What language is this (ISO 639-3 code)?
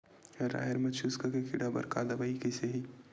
hne